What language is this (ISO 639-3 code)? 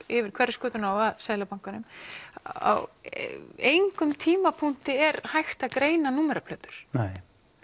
isl